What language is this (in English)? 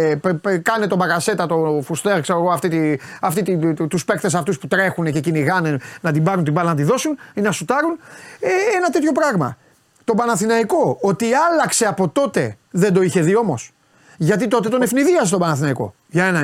Greek